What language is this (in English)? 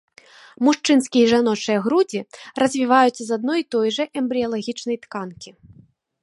Belarusian